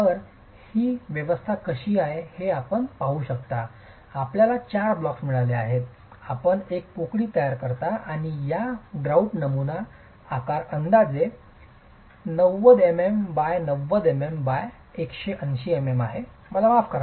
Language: Marathi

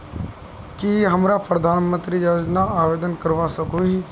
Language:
Magahi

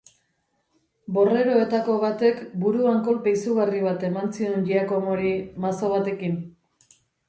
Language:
Basque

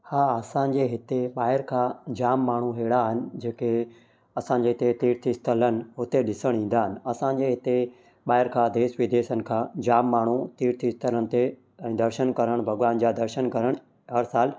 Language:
Sindhi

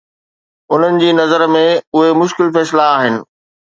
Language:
Sindhi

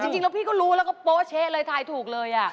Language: Thai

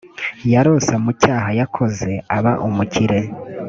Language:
Kinyarwanda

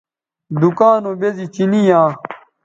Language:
Bateri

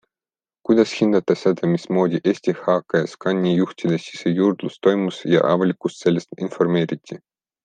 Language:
Estonian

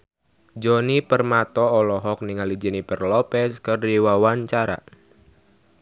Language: Sundanese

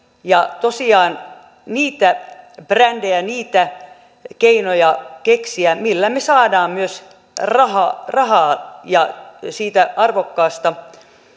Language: Finnish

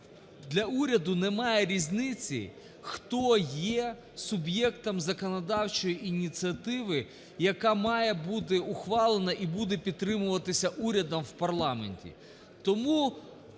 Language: Ukrainian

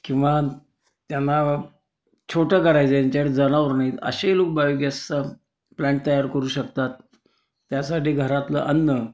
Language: Marathi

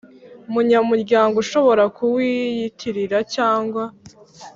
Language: Kinyarwanda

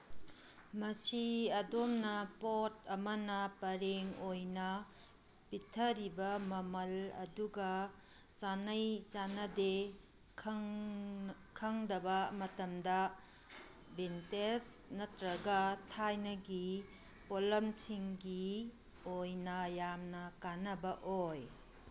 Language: Manipuri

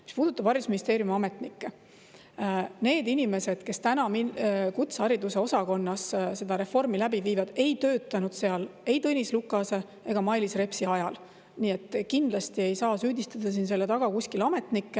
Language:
Estonian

